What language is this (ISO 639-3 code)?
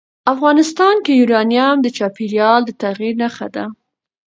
pus